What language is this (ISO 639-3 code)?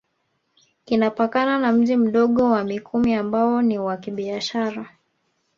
swa